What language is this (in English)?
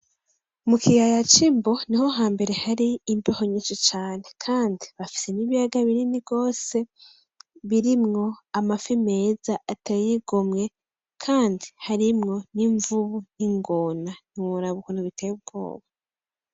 Rundi